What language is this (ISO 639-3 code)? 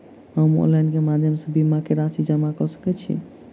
mai